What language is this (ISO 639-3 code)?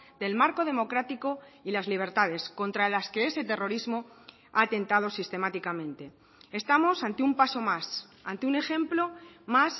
spa